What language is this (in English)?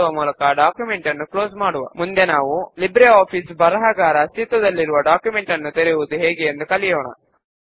Telugu